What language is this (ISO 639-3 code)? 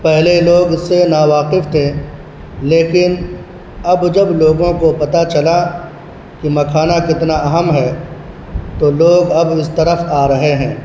urd